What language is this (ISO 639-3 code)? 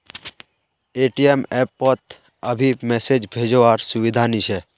mag